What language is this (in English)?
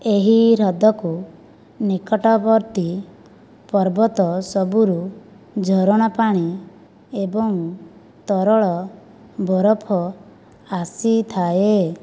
Odia